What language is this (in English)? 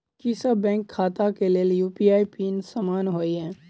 Maithili